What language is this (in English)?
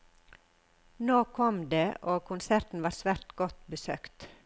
Norwegian